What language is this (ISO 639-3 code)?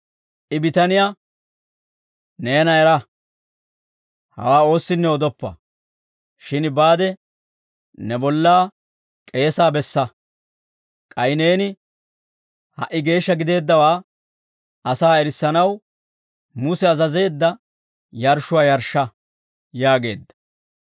dwr